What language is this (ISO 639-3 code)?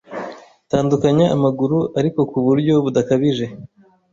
kin